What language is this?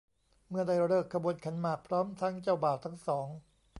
Thai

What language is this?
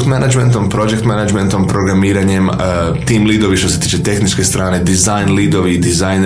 Croatian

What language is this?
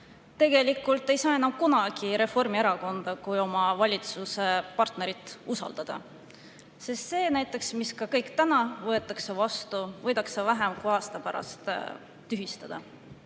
Estonian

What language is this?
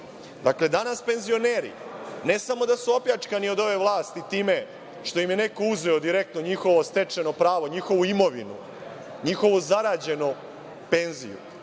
Serbian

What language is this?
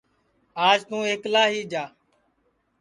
Sansi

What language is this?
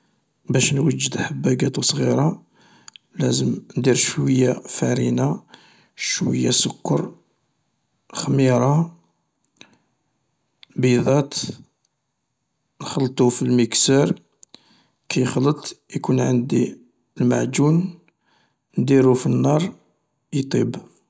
Algerian Arabic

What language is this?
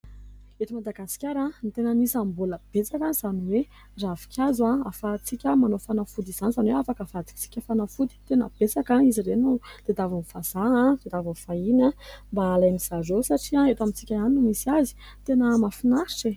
Malagasy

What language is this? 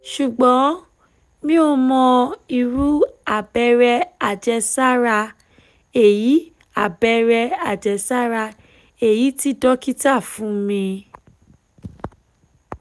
Yoruba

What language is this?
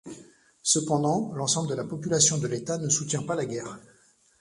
French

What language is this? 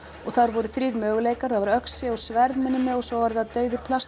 Icelandic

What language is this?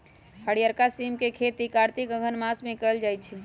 Magahi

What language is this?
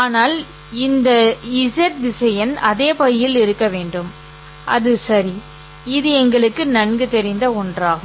Tamil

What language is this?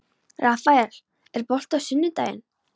Icelandic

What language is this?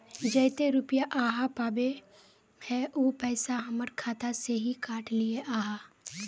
Magahi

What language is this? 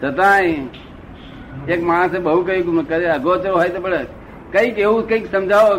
Gujarati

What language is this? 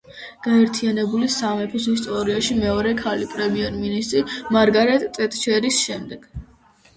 Georgian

